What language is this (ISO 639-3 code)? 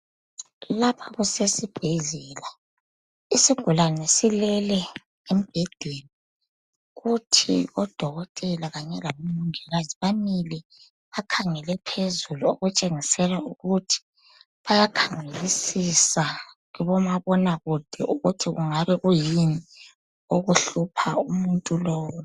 nde